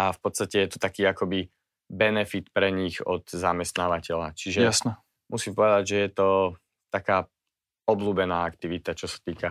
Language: Slovak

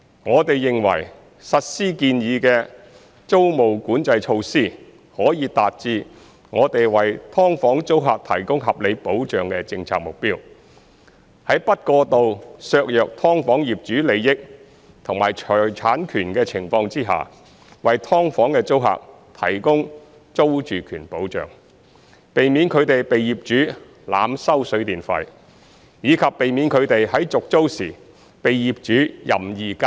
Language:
Cantonese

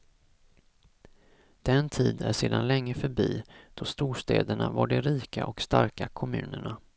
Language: Swedish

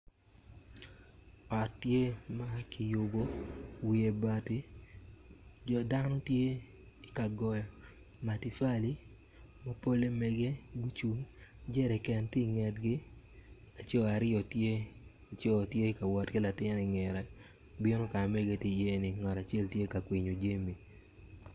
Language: Acoli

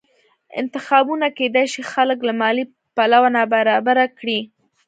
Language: Pashto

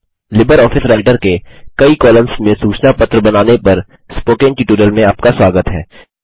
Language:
Hindi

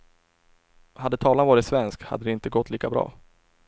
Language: Swedish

